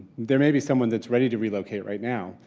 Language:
English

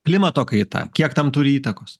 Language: Lithuanian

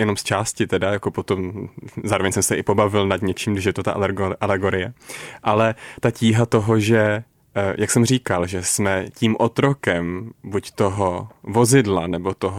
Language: Czech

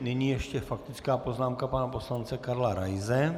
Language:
Czech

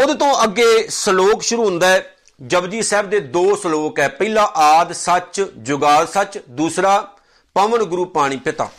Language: Punjabi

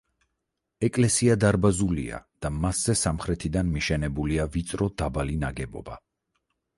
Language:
Georgian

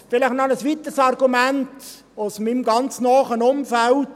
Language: Swiss German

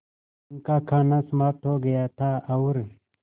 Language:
Hindi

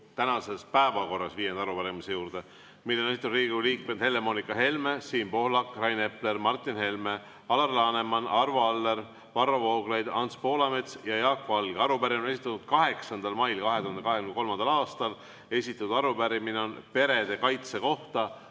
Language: Estonian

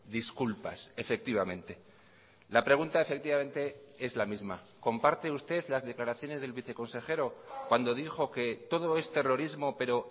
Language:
Spanish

